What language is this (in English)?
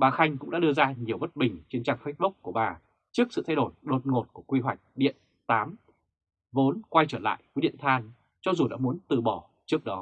Vietnamese